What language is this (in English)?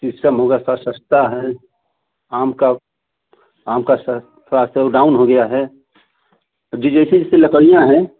Hindi